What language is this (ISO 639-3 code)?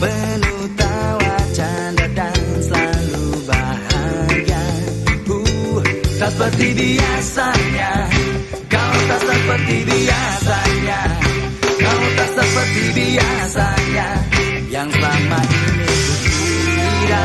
ind